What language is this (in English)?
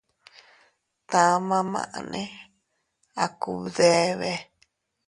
Teutila Cuicatec